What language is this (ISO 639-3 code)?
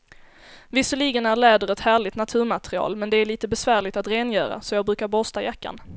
swe